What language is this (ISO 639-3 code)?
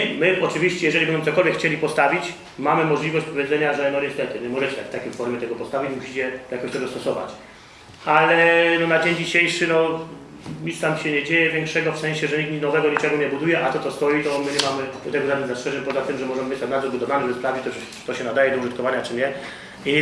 pol